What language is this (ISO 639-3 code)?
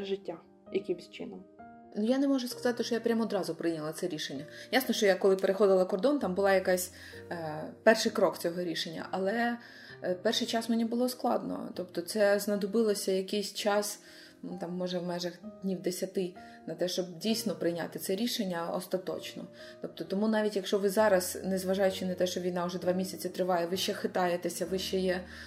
ukr